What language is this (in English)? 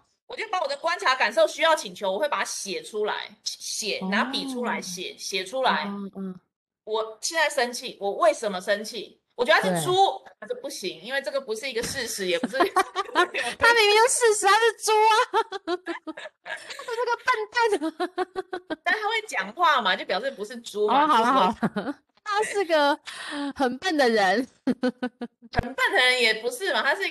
Chinese